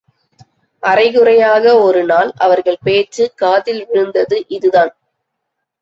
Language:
Tamil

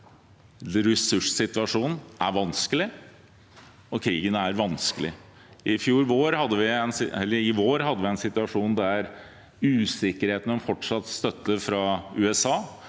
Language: Norwegian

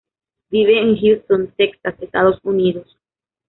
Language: Spanish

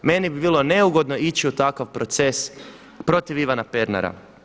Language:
Croatian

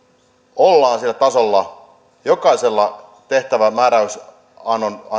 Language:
Finnish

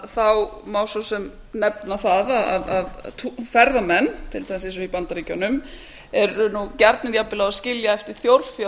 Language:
Icelandic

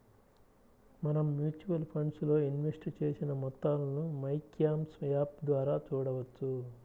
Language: Telugu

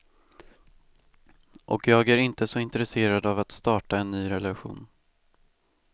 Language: Swedish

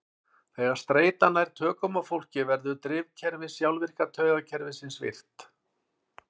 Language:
Icelandic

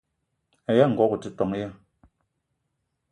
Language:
Eton (Cameroon)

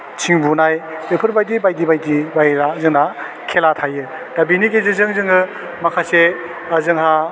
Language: Bodo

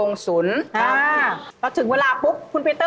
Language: Thai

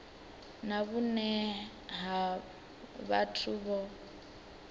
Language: Venda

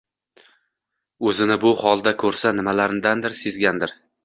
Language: Uzbek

